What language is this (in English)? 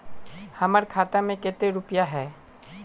Magahi